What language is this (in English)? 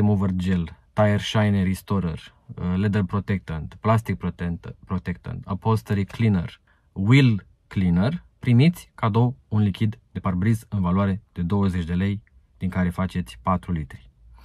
Romanian